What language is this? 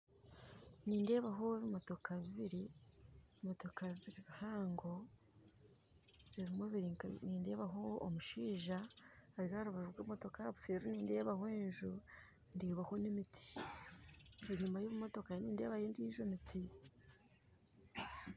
Nyankole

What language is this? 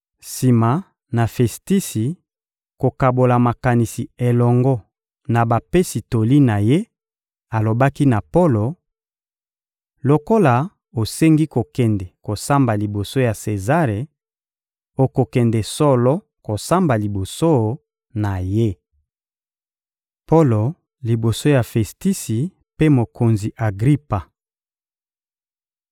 Lingala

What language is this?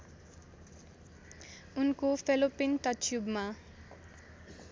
Nepali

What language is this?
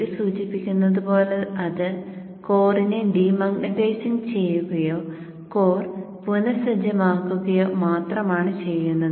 Malayalam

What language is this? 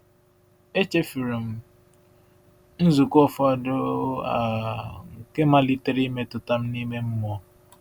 Igbo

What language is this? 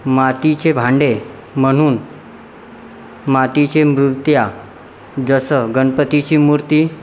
Marathi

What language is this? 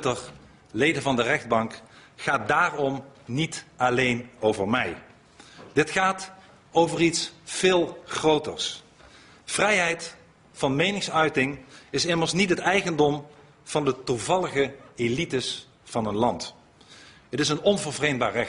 Dutch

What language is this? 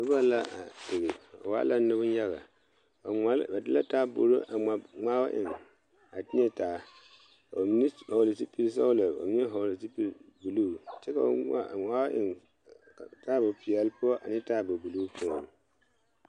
Southern Dagaare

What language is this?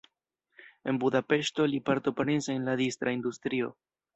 Esperanto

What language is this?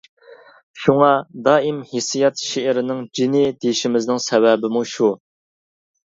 Uyghur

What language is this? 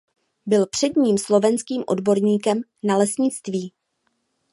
Czech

